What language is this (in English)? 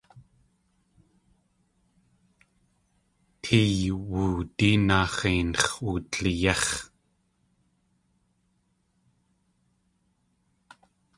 Tlingit